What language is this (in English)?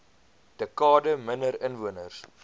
Afrikaans